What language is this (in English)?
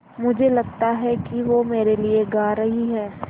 Hindi